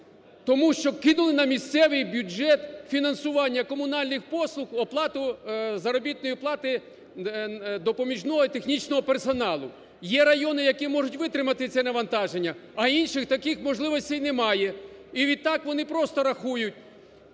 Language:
Ukrainian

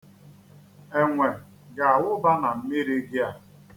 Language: Igbo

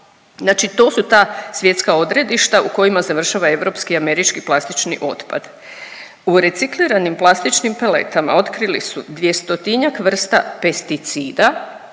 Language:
Croatian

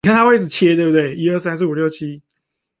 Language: Chinese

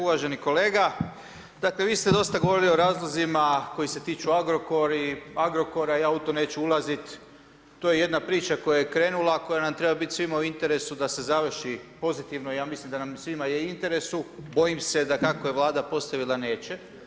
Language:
Croatian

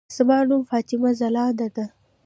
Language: Pashto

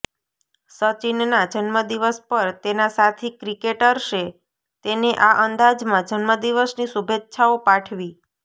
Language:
Gujarati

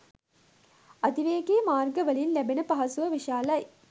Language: Sinhala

